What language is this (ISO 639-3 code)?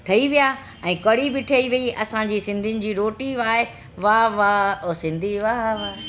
snd